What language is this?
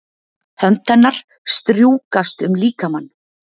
Icelandic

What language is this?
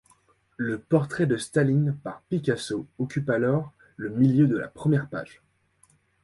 French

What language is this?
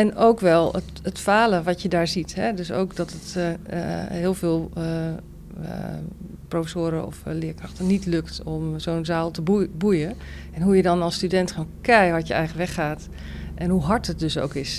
Dutch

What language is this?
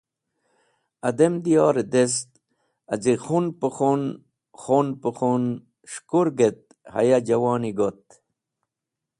Wakhi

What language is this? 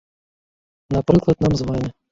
Belarusian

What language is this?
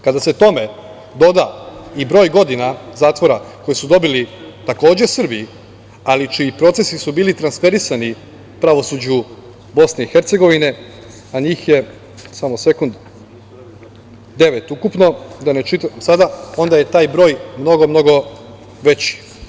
Serbian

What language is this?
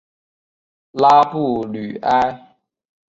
Chinese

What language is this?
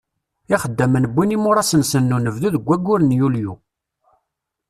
Kabyle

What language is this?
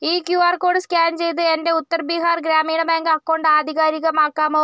Malayalam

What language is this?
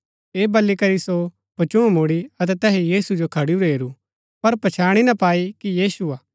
Gaddi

